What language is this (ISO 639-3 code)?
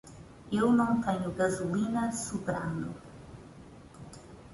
por